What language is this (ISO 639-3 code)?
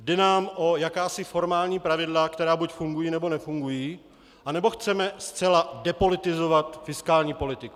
ces